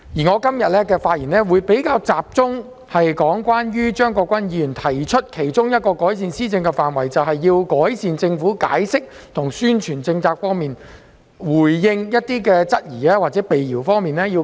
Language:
Cantonese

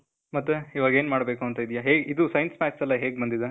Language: Kannada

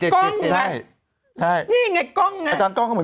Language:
Thai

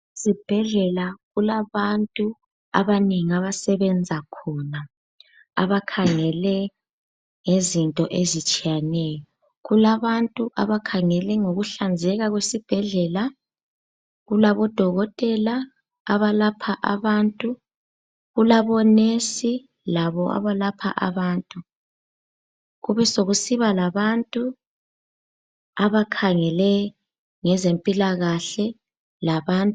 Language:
North Ndebele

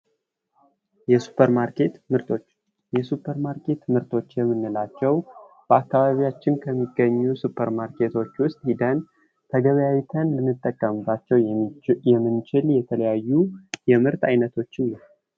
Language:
Amharic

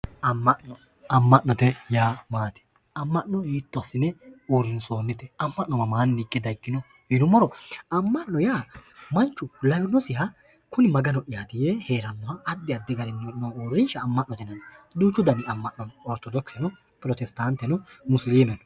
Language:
Sidamo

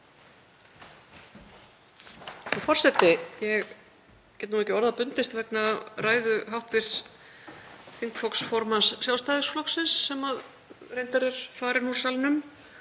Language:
Icelandic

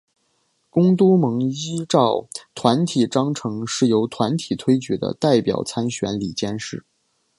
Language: Chinese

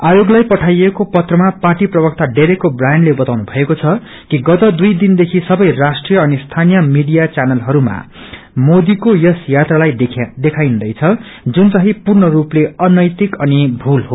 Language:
Nepali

